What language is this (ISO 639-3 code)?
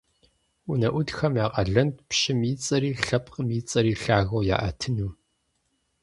kbd